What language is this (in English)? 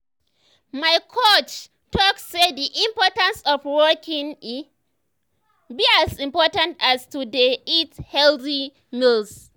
Nigerian Pidgin